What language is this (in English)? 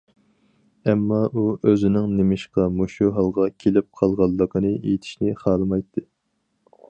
Uyghur